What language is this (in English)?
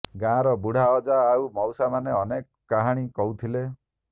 Odia